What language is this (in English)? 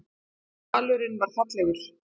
Icelandic